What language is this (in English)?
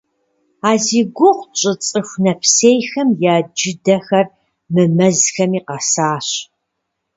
Kabardian